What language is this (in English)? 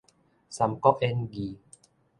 Min Nan Chinese